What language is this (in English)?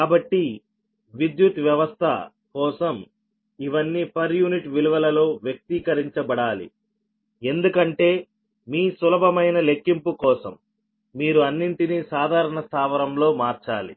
Telugu